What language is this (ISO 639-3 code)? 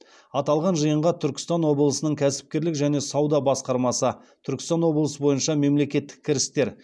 kaz